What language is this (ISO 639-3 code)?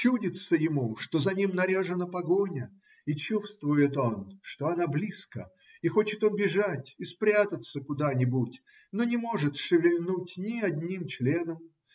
rus